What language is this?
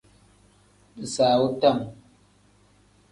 Tem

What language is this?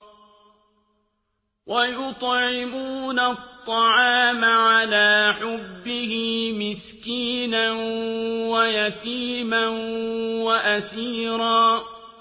Arabic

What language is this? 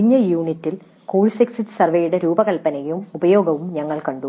Malayalam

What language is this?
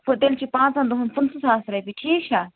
Kashmiri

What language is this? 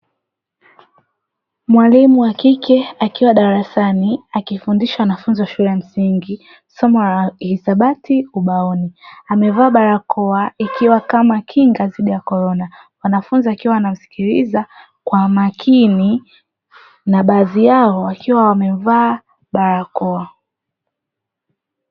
Swahili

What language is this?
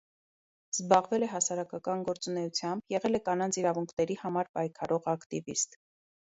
Armenian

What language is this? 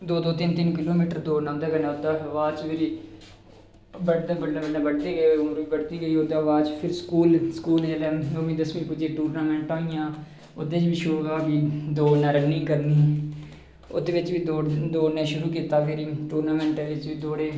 Dogri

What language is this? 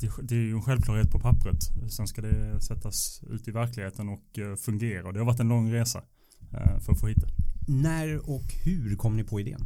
Swedish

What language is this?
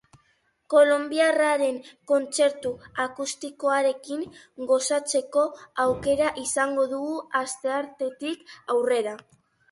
Basque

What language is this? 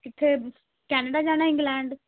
Punjabi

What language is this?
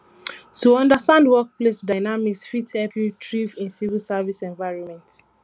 Nigerian Pidgin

